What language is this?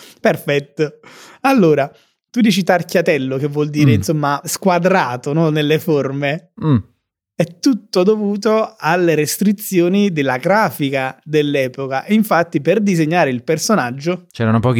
Italian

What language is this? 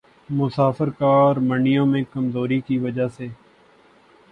Urdu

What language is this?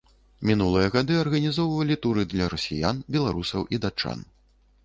Belarusian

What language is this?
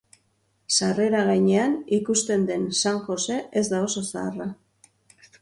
Basque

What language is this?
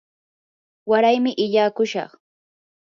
Yanahuanca Pasco Quechua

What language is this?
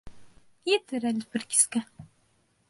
Bashkir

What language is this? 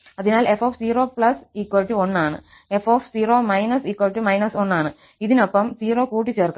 Malayalam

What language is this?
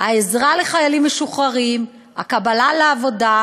Hebrew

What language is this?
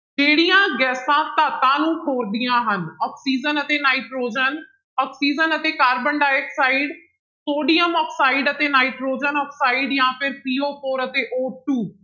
Punjabi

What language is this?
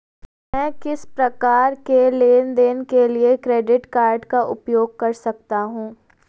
Hindi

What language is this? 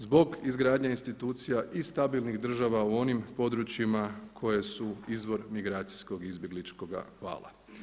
Croatian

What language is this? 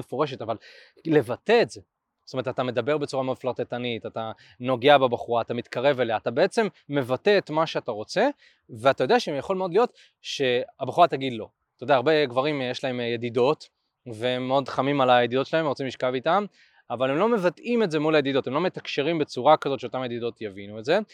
Hebrew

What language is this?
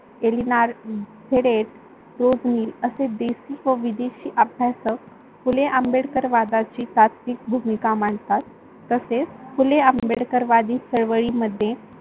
Marathi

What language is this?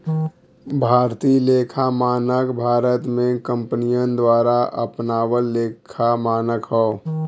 Bhojpuri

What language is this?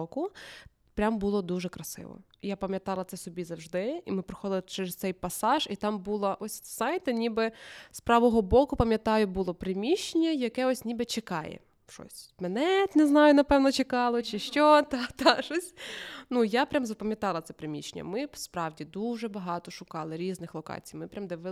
Russian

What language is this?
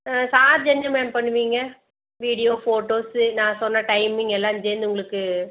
Tamil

